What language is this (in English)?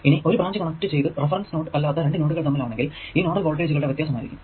Malayalam